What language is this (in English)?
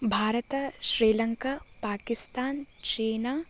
Sanskrit